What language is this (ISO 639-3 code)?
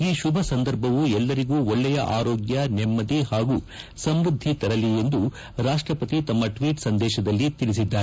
kan